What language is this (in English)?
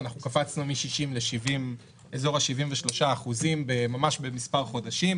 Hebrew